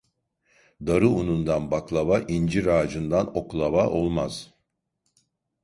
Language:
Turkish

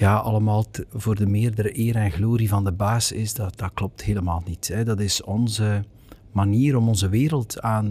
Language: Dutch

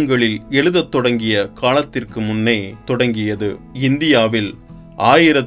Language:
Tamil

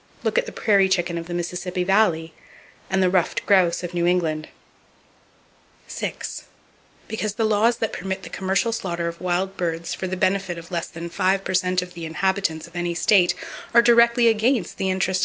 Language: English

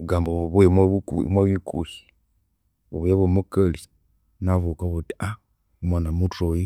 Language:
Konzo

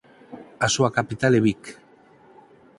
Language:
Galician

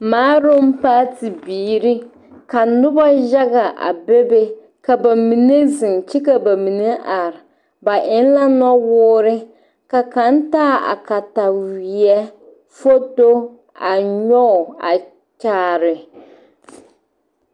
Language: Southern Dagaare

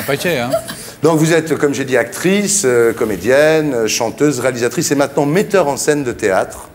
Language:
French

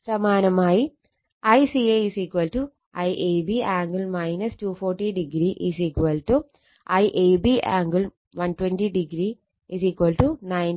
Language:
Malayalam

